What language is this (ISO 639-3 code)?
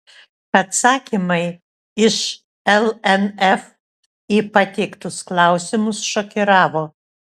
lit